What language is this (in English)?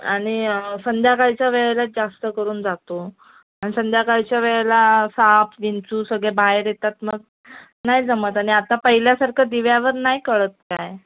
Marathi